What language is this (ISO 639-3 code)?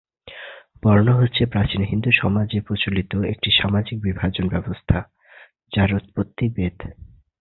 ben